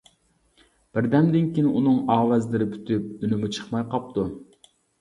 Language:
Uyghur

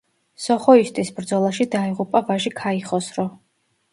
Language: Georgian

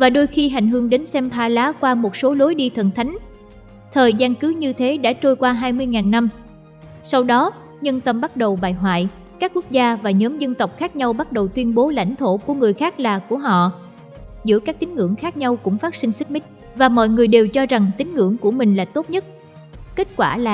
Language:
Vietnamese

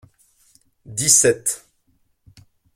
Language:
French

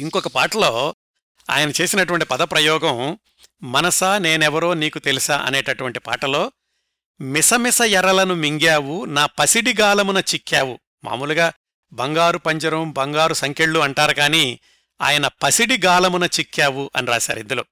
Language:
Telugu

